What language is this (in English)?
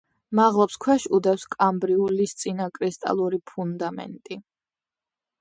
Georgian